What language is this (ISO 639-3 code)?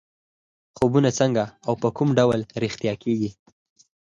pus